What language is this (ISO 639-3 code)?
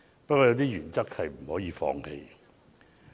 yue